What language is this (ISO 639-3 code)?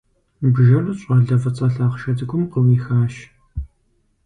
kbd